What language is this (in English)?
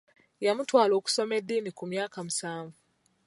Ganda